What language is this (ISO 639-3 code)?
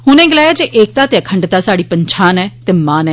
doi